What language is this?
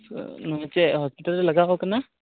Santali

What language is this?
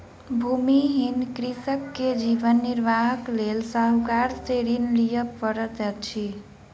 Maithili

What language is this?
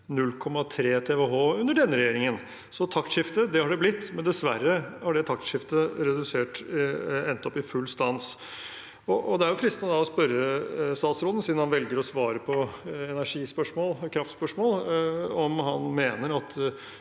Norwegian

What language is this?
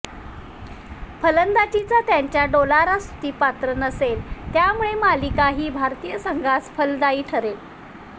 Marathi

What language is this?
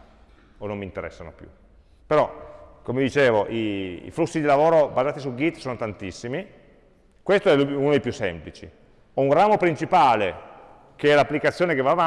Italian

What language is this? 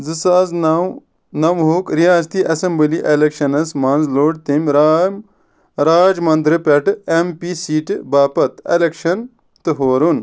Kashmiri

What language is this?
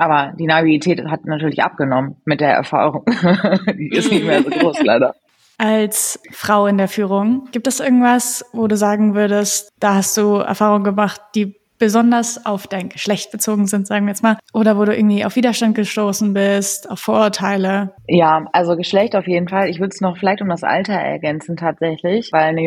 German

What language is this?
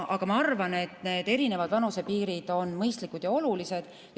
Estonian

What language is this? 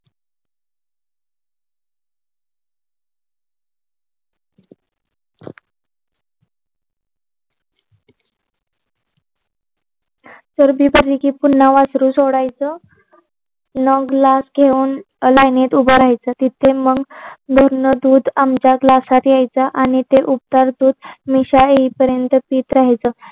Marathi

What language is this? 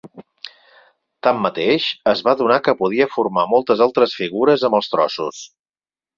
Catalan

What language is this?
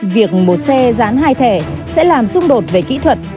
Vietnamese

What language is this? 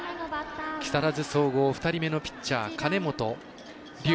Japanese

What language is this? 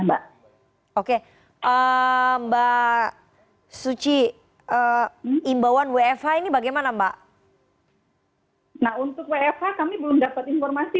Indonesian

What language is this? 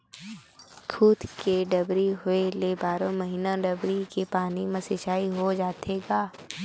Chhattisgarhi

